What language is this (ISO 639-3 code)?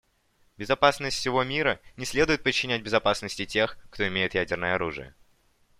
rus